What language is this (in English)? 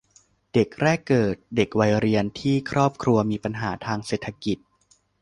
Thai